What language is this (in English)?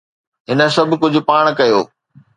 Sindhi